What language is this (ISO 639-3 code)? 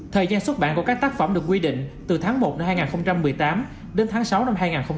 vie